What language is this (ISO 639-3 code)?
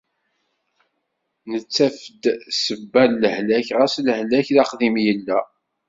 kab